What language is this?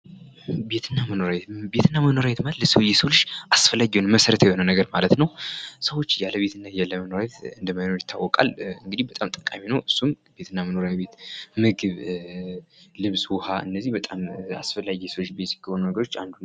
Amharic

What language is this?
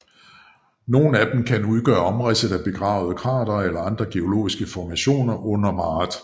Danish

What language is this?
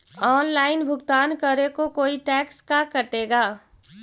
Magahi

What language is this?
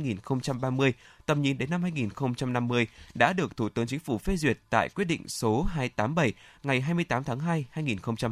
Vietnamese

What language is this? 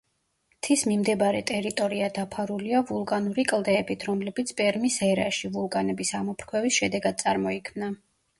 Georgian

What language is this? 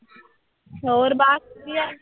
Punjabi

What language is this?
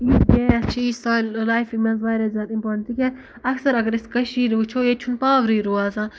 Kashmiri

